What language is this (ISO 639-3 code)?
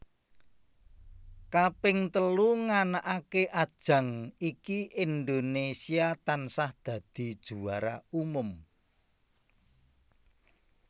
jav